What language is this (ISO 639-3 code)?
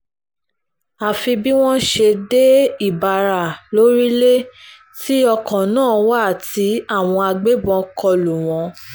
yor